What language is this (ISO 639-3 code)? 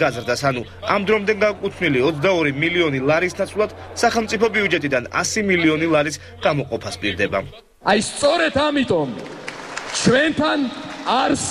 ron